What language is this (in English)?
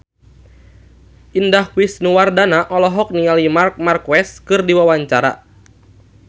Sundanese